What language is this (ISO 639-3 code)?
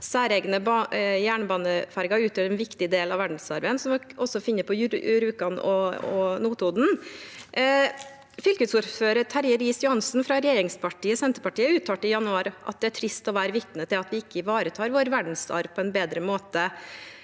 nor